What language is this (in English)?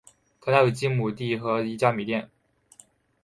Chinese